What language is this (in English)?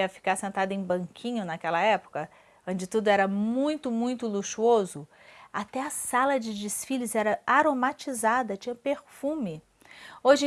Portuguese